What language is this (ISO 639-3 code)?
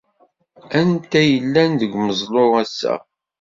kab